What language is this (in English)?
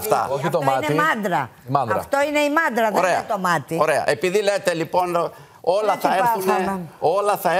Greek